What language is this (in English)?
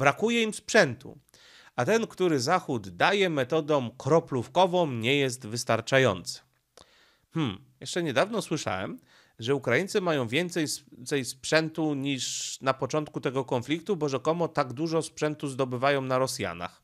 Polish